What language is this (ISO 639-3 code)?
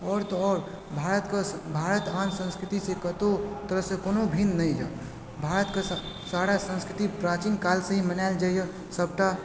mai